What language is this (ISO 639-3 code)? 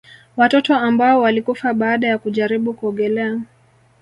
swa